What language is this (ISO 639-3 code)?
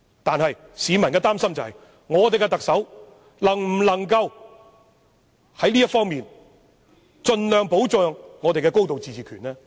yue